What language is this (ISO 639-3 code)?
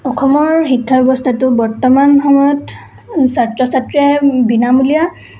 asm